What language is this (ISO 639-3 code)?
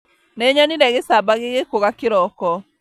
kik